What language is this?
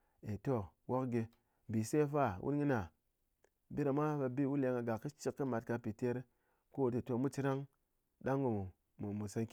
Ngas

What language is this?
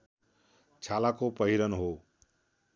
Nepali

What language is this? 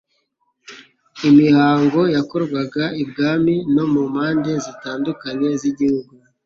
Kinyarwanda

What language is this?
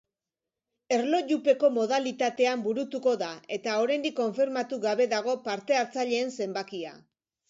Basque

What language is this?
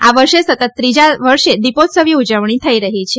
Gujarati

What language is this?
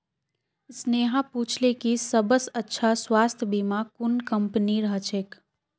Magahi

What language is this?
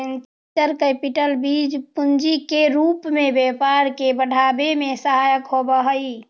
Magahi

